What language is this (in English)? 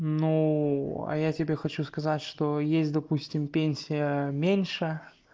Russian